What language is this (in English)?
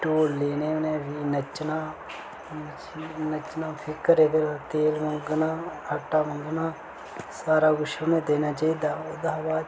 Dogri